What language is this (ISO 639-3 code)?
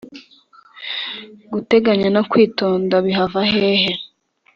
kin